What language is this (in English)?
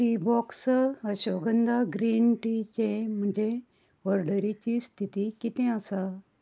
Konkani